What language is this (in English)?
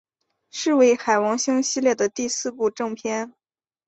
Chinese